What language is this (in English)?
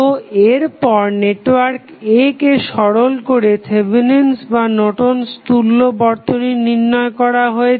Bangla